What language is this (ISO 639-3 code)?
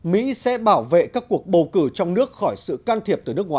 vie